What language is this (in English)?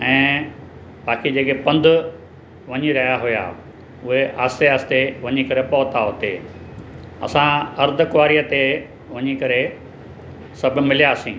Sindhi